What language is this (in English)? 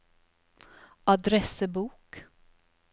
Norwegian